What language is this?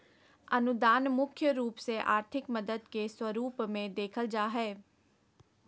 Magahi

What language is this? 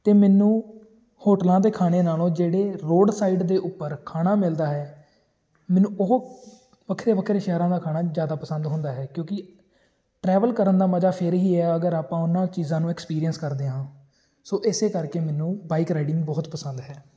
Punjabi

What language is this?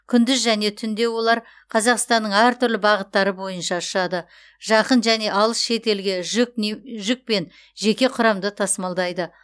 Kazakh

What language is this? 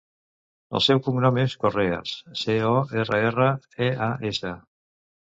Catalan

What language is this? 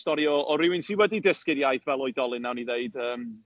Welsh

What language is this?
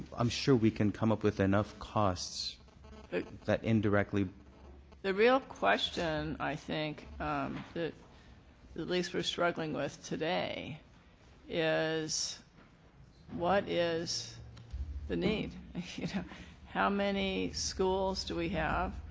English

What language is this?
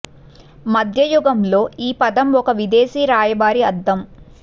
Telugu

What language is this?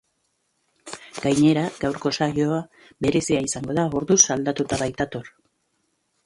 Basque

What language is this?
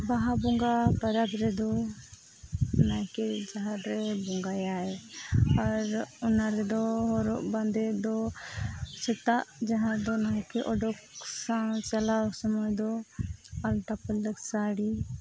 Santali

